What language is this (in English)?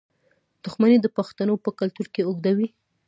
Pashto